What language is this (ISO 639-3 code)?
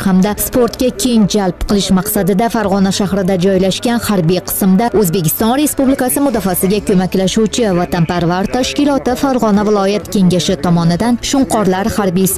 tur